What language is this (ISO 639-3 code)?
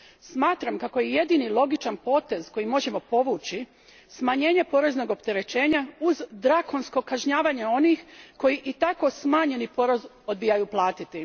hrv